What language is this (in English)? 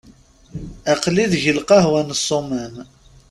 Kabyle